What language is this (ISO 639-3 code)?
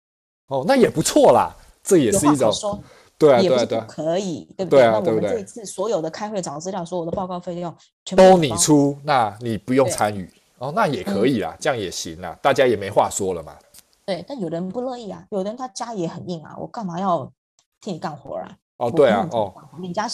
zho